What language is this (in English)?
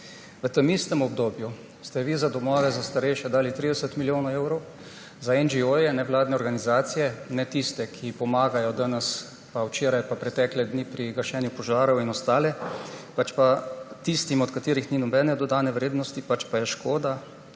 Slovenian